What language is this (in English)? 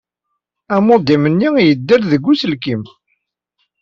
Kabyle